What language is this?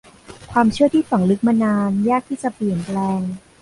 Thai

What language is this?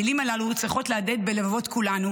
Hebrew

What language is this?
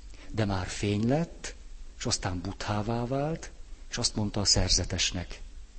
Hungarian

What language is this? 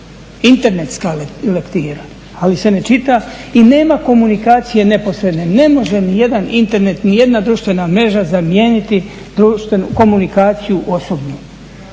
Croatian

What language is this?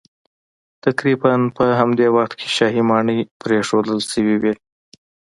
Pashto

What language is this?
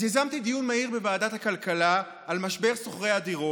Hebrew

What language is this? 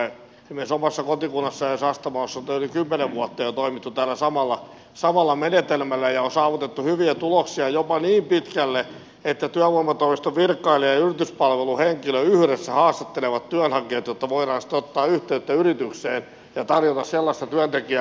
Finnish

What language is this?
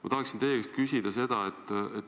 Estonian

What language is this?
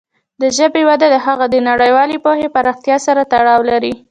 Pashto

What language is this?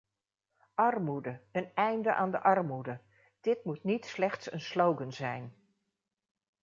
Dutch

